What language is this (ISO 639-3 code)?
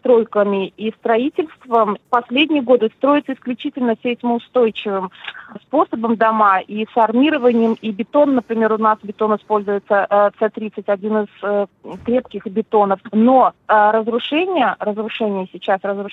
rus